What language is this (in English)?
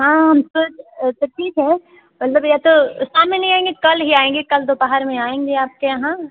Hindi